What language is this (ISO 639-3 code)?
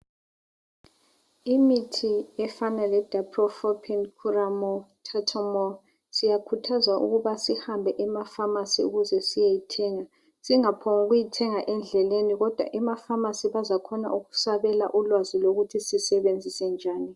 nde